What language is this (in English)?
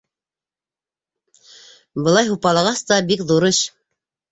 Bashkir